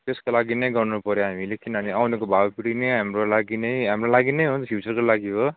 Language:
Nepali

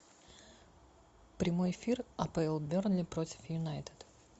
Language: Russian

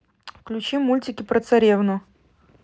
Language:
Russian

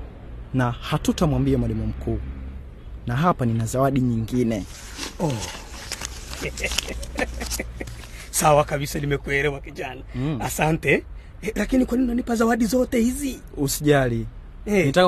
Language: Swahili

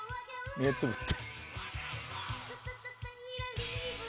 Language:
Japanese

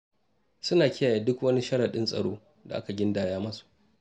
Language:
Hausa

